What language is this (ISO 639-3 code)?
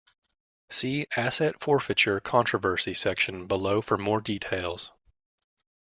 eng